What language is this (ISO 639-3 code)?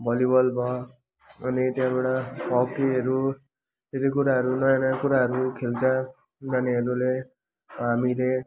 nep